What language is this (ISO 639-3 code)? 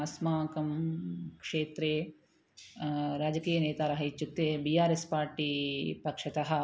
san